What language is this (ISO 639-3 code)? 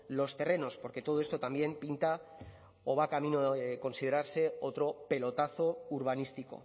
spa